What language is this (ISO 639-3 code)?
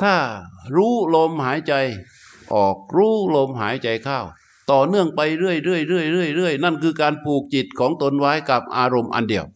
tha